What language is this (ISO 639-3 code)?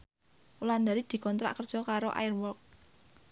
jav